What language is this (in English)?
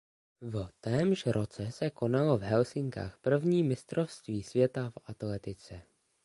Czech